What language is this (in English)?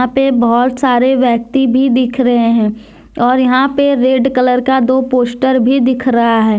Hindi